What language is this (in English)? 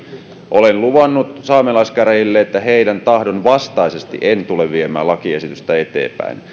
Finnish